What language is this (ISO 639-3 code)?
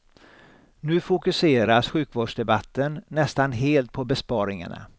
swe